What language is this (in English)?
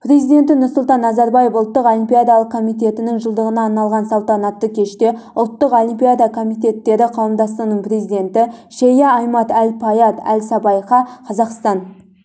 Kazakh